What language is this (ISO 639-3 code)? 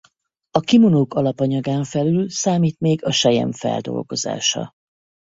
hun